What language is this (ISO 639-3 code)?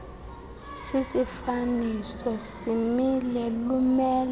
xho